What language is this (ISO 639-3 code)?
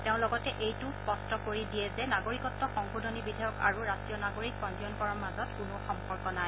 asm